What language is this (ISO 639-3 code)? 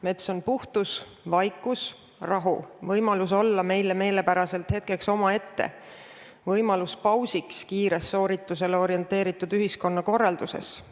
est